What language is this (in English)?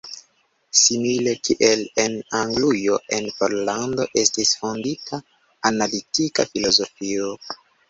Esperanto